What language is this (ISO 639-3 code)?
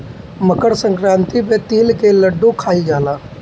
bho